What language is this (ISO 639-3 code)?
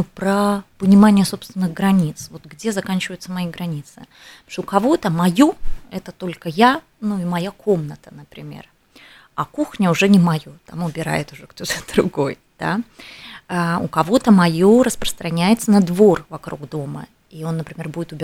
rus